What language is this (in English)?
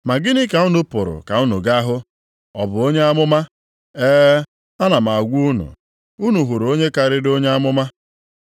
Igbo